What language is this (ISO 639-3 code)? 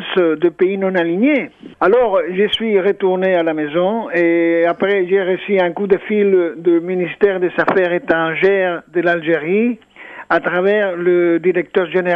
fra